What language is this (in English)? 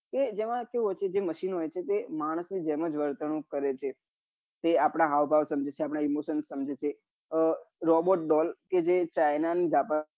Gujarati